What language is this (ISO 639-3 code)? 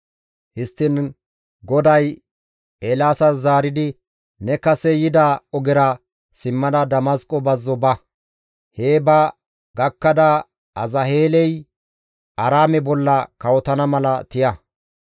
gmv